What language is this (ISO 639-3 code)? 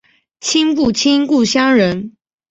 zho